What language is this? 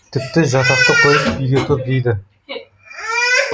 Kazakh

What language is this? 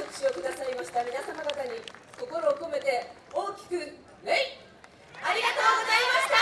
Japanese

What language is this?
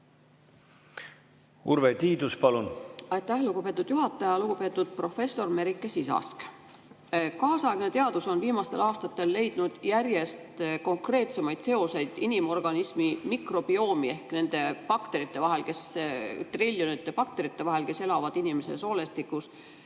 Estonian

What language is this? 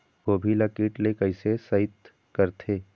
Chhattisgarhi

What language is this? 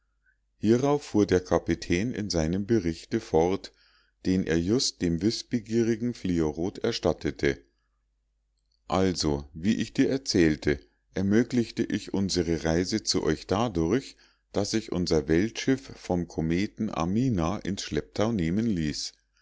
German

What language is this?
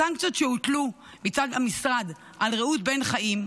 Hebrew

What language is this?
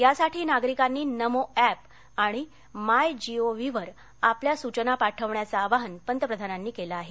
Marathi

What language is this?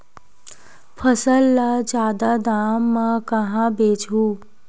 Chhattisgarhi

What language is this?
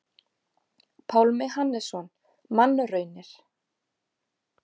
Icelandic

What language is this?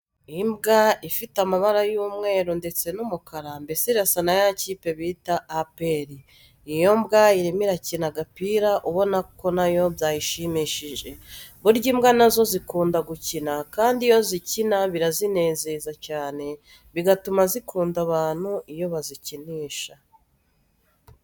Kinyarwanda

